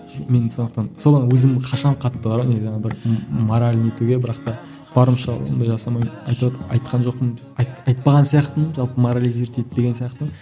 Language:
Kazakh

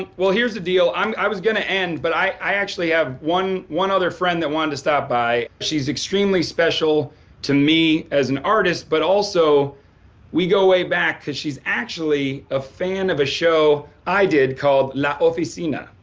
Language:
English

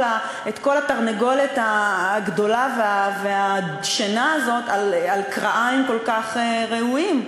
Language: Hebrew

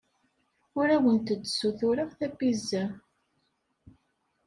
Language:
Kabyle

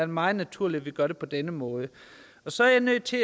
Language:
Danish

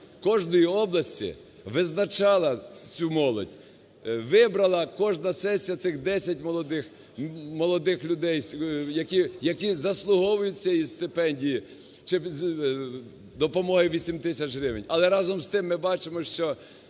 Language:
Ukrainian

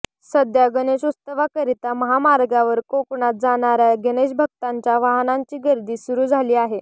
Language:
Marathi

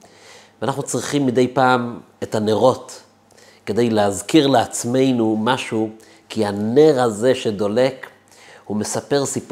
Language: Hebrew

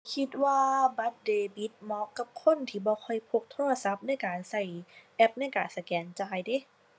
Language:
Thai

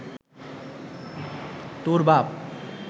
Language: Bangla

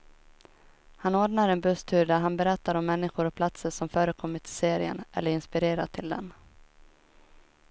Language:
Swedish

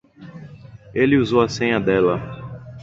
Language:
Portuguese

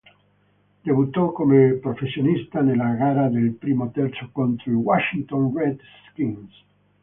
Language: Italian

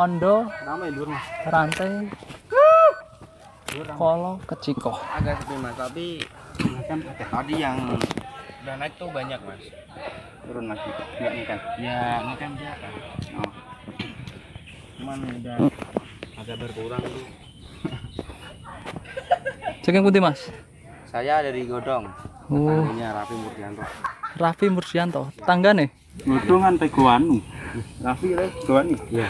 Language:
Indonesian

